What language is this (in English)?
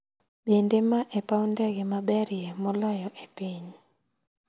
Luo (Kenya and Tanzania)